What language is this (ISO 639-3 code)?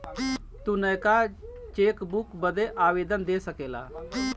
bho